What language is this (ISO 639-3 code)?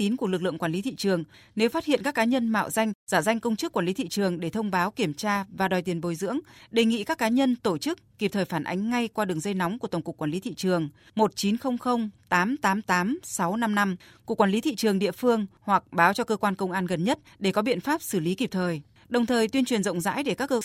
vie